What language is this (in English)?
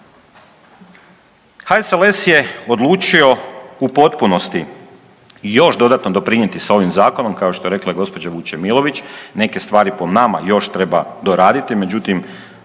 Croatian